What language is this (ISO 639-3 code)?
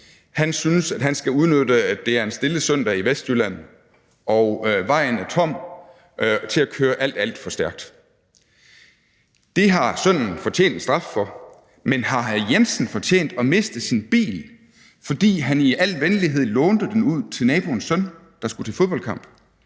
dan